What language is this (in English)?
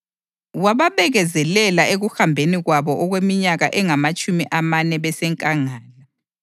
North Ndebele